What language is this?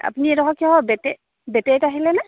Assamese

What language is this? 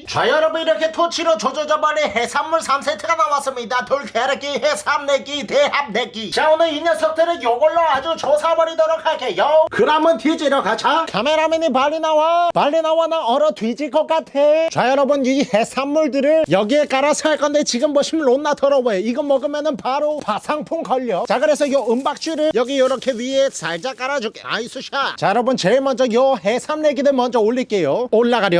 Korean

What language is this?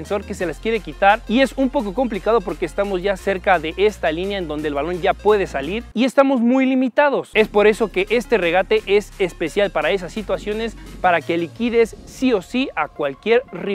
Spanish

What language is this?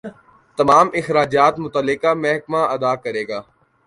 Urdu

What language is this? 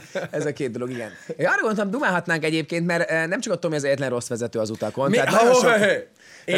Hungarian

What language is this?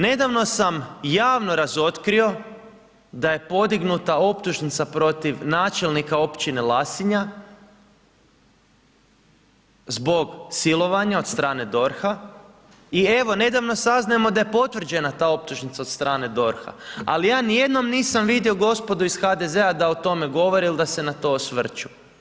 Croatian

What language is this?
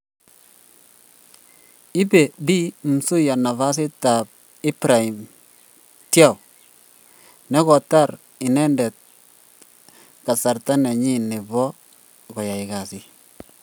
Kalenjin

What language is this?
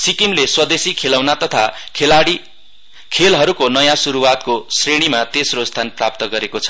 Nepali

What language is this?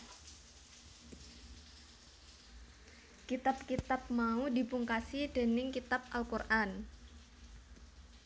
Javanese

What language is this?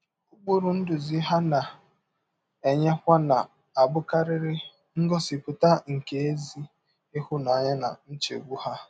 Igbo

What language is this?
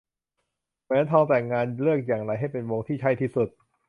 Thai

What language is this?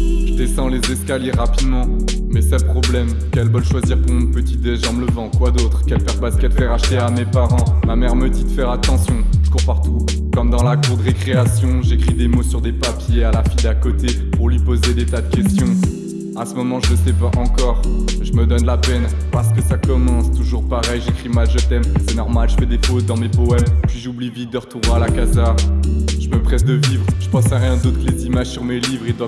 French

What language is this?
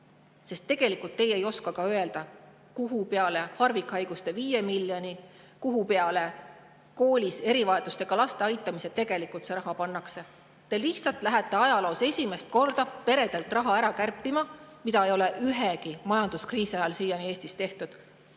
Estonian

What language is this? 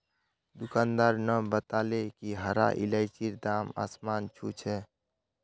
Magahi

